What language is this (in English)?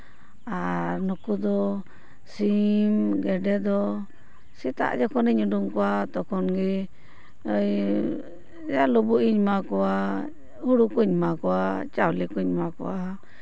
Santali